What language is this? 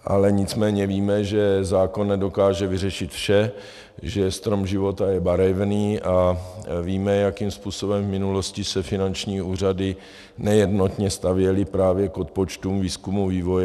Czech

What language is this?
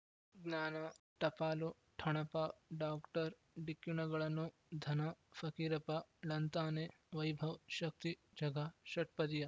Kannada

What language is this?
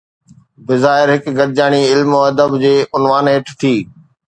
Sindhi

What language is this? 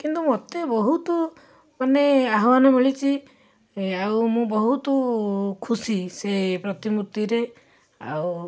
Odia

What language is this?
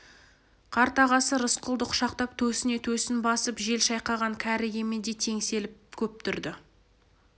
Kazakh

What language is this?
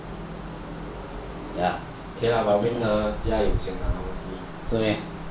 English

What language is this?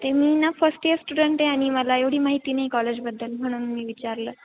Marathi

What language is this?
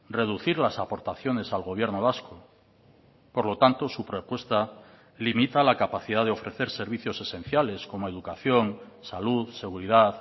Spanish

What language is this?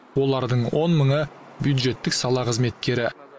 Kazakh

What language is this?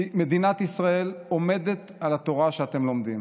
Hebrew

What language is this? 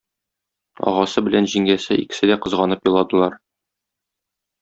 Tatar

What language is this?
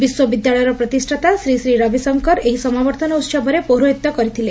Odia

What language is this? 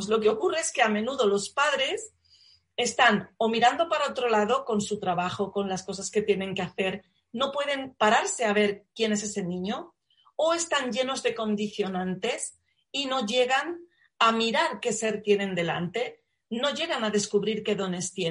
Spanish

